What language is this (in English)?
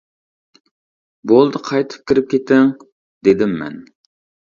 Uyghur